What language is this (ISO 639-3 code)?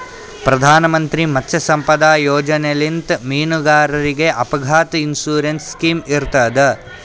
kan